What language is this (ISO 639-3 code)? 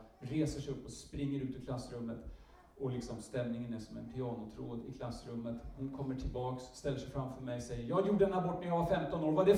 swe